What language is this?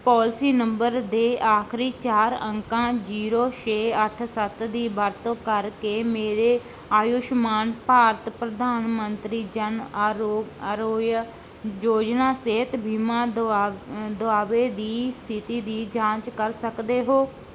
Punjabi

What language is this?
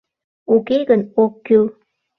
Mari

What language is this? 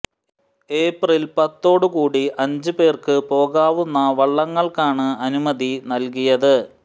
Malayalam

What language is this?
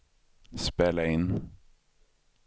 Swedish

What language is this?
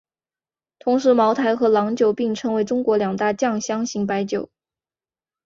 Chinese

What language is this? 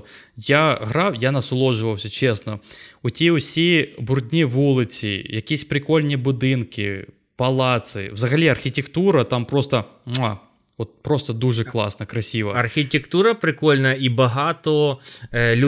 Ukrainian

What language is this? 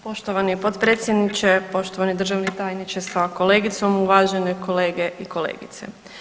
Croatian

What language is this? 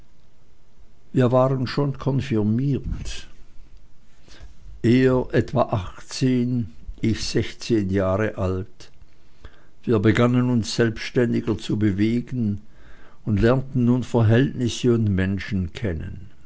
German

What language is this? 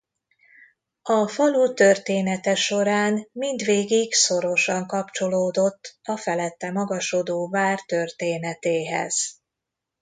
Hungarian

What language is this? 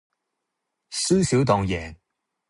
Cantonese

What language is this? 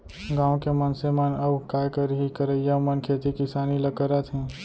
Chhattisgarhi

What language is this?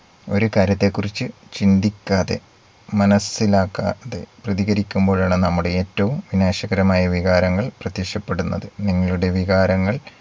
Malayalam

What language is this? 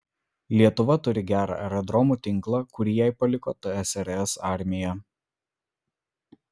Lithuanian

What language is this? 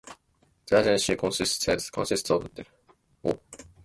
English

